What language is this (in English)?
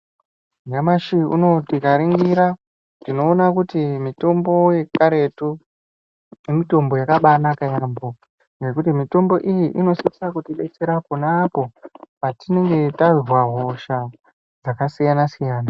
Ndau